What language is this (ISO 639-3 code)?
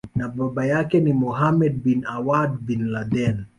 swa